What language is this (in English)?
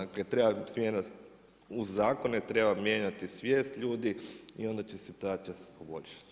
Croatian